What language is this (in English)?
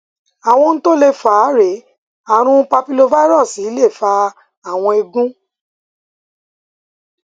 Yoruba